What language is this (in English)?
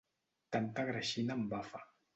Catalan